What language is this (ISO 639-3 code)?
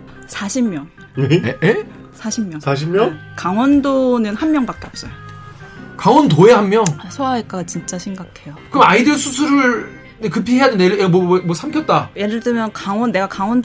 kor